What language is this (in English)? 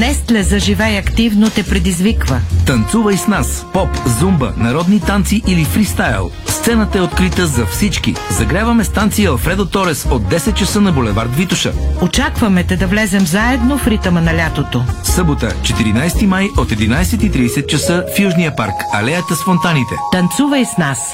Bulgarian